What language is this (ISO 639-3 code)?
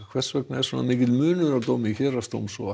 isl